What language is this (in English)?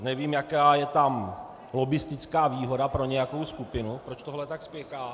Czech